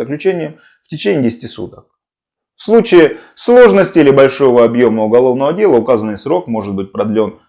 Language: Russian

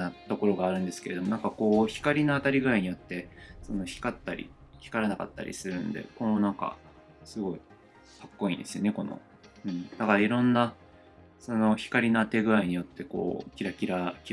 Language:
Japanese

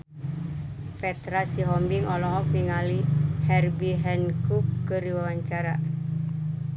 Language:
Sundanese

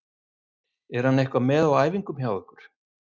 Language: Icelandic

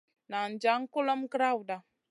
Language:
Masana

